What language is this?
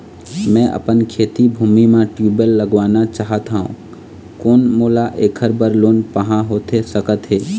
Chhattisgarhi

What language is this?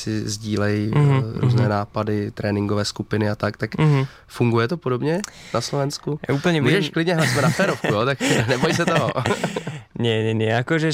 Czech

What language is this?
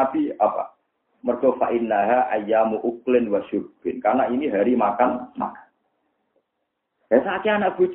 Indonesian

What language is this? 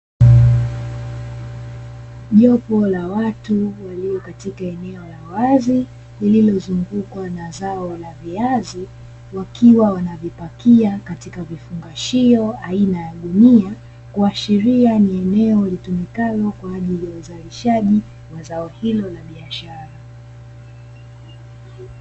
Swahili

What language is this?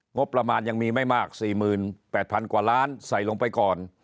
Thai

